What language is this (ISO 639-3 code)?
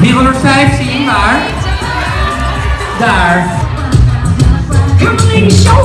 nld